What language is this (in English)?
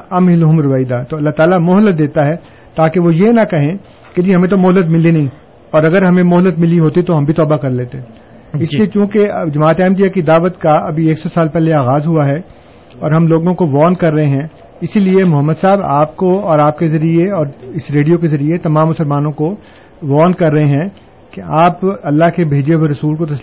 Urdu